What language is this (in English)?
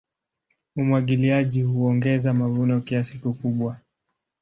Swahili